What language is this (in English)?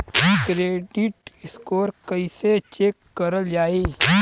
Bhojpuri